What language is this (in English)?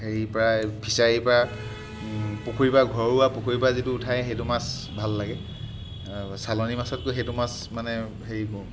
Assamese